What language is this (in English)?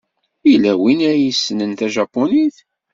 Kabyle